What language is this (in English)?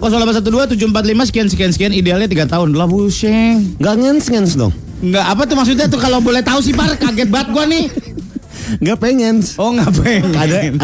Indonesian